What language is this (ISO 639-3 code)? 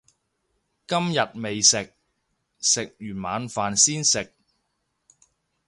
yue